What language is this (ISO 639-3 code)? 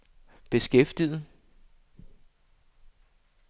dan